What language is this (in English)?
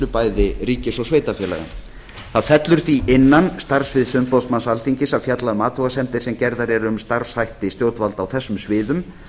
Icelandic